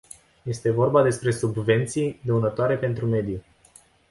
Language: Romanian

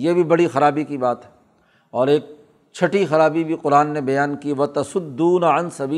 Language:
Urdu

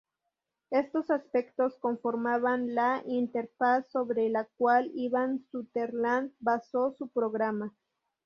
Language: Spanish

